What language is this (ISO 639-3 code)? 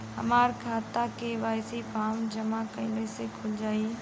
bho